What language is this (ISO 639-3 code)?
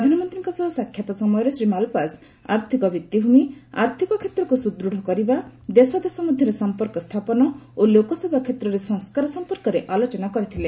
ori